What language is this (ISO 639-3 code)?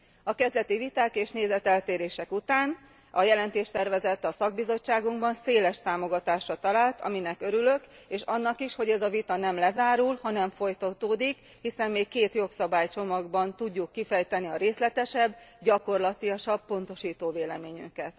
hun